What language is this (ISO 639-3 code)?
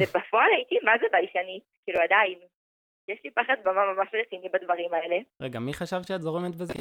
heb